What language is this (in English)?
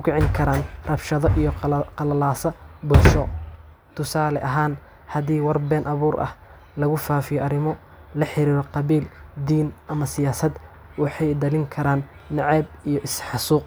Somali